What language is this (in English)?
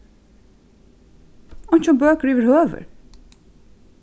Faroese